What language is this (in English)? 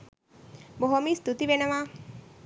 Sinhala